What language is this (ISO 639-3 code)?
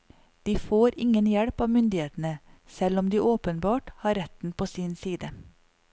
nor